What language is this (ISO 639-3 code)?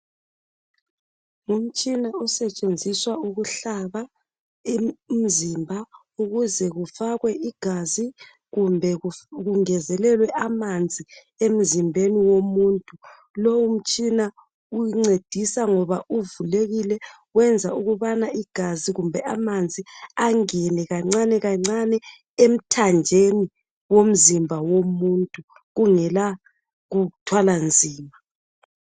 nde